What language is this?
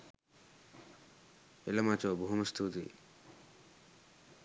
Sinhala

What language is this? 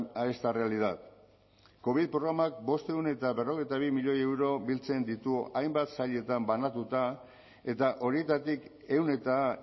Basque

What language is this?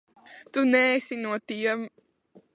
Latvian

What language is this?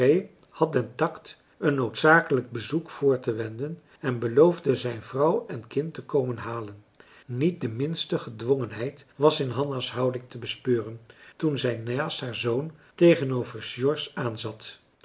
Dutch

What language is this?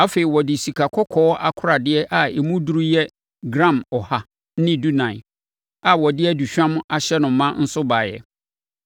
Akan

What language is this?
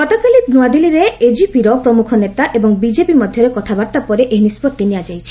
Odia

